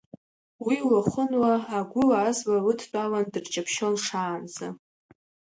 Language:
Abkhazian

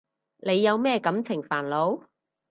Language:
Cantonese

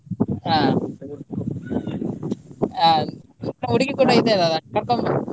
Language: Kannada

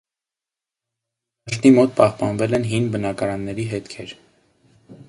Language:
Armenian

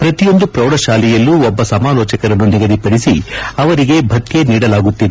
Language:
Kannada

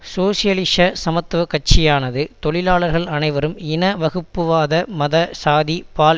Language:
Tamil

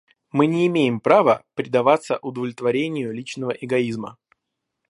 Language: Russian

